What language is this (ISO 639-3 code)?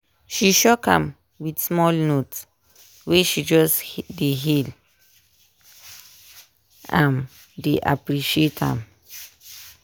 pcm